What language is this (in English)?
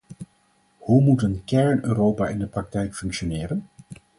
Dutch